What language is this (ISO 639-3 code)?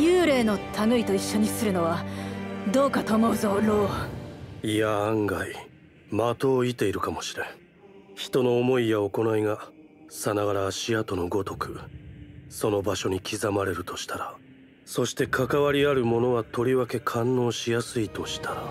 jpn